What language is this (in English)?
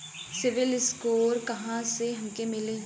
Bhojpuri